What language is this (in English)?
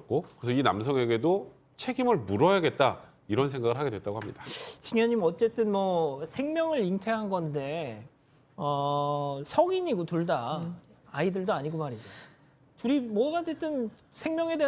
Korean